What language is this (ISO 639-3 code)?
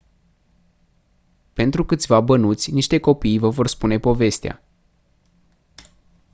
ron